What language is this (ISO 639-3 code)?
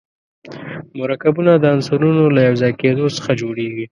pus